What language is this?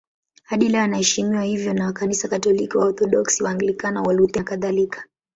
Swahili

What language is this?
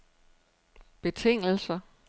Danish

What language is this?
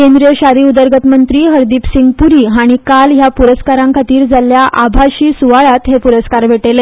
Konkani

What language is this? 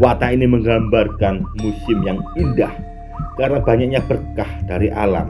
Indonesian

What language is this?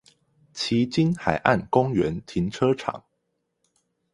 Chinese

